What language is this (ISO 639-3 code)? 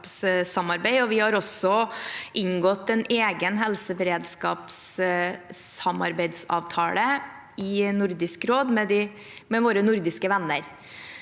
nor